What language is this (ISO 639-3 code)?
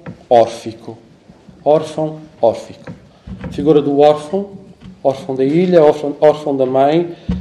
por